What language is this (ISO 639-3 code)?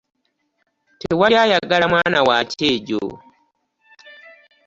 lug